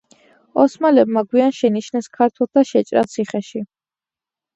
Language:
Georgian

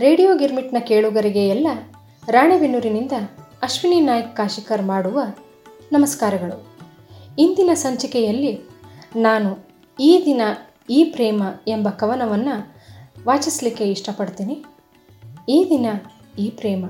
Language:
Kannada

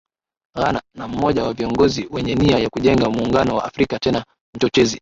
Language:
Swahili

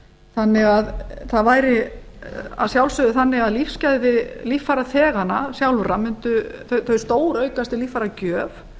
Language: Icelandic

